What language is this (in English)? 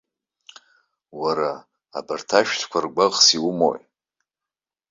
Abkhazian